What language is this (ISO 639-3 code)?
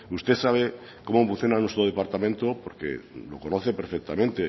spa